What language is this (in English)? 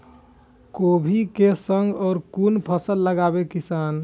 Maithili